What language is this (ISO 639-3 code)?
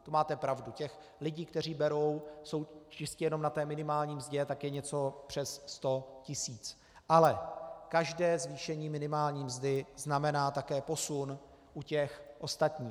ces